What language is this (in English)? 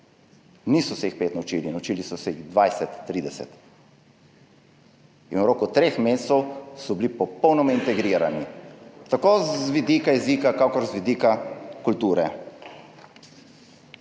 Slovenian